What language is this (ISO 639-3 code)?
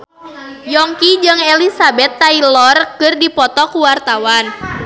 sun